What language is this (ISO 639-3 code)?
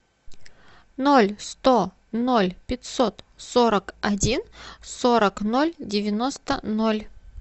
rus